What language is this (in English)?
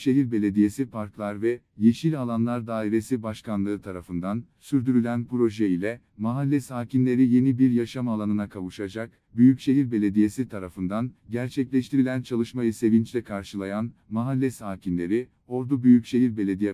Turkish